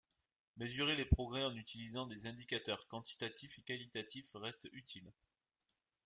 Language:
French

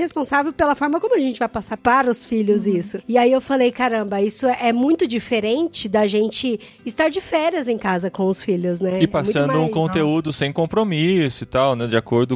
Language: Portuguese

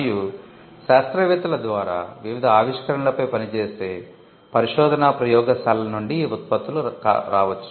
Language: Telugu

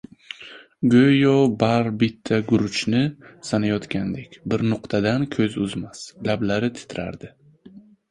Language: Uzbek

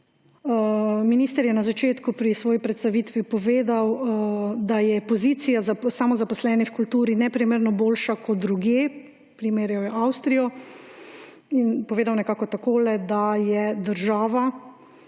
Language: Slovenian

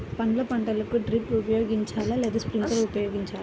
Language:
Telugu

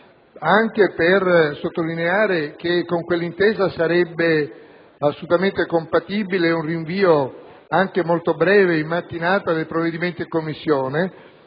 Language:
Italian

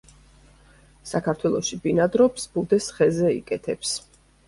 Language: Georgian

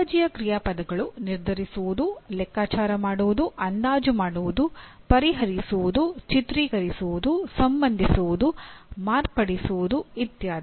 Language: Kannada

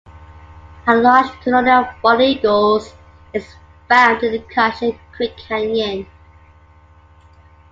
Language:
English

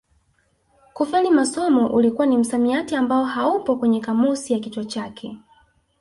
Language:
Swahili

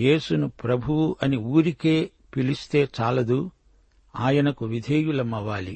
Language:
Telugu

